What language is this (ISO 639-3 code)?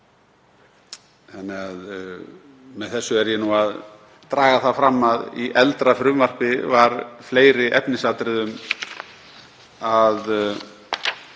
isl